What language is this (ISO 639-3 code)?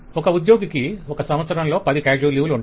tel